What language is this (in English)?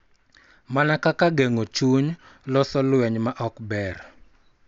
Luo (Kenya and Tanzania)